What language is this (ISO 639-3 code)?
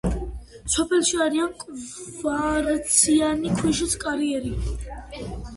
kat